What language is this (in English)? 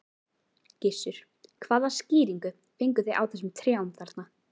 Icelandic